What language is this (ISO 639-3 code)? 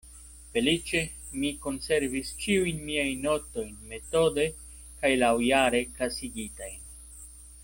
epo